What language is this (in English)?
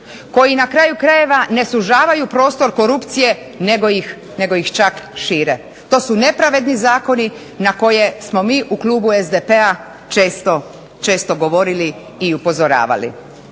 Croatian